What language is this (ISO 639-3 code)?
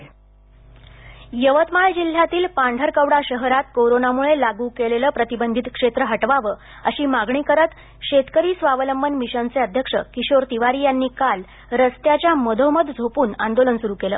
mar